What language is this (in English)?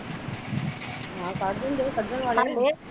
Punjabi